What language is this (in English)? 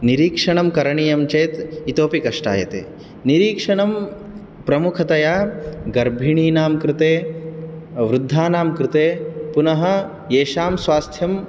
Sanskrit